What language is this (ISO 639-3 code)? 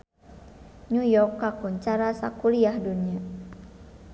sun